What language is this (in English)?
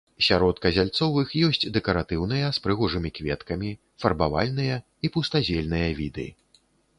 Belarusian